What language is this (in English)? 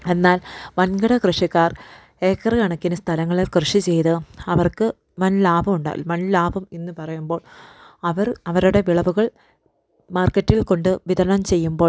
Malayalam